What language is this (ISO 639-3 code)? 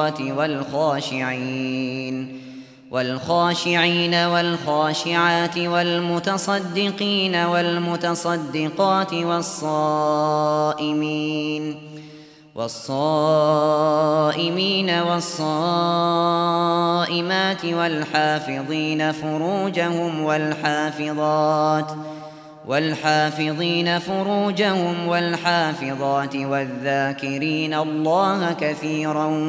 ara